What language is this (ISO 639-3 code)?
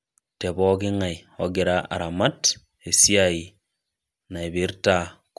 mas